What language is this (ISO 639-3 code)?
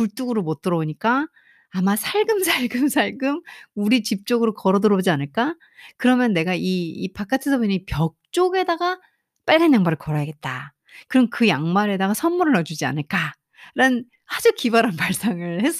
kor